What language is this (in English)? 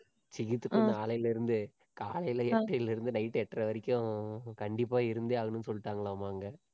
Tamil